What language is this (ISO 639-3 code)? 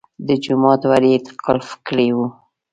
pus